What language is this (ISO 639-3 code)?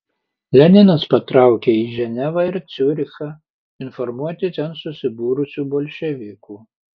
lit